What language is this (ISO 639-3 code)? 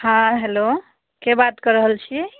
mai